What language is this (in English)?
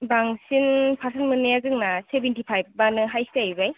Bodo